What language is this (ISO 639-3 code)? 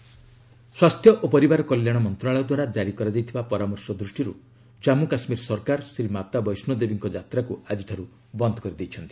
ori